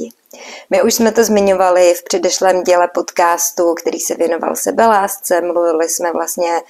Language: Czech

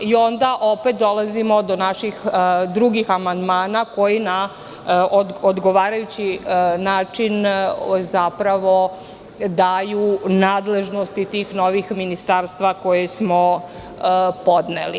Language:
Serbian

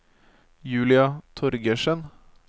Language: Norwegian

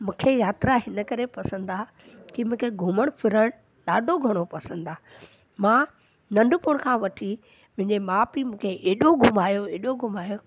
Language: Sindhi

